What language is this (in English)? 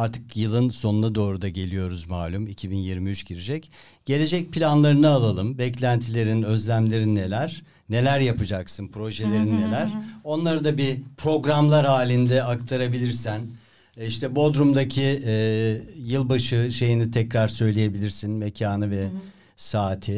Turkish